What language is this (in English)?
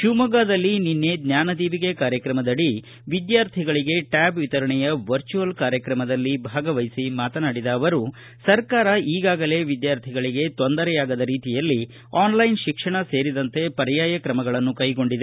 Kannada